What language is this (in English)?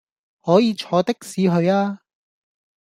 Cantonese